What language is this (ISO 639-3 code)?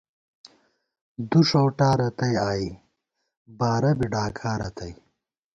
gwt